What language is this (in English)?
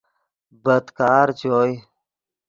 Yidgha